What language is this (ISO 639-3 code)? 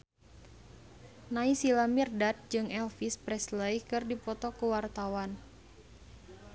sun